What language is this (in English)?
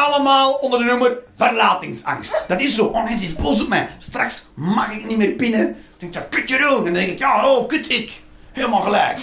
Dutch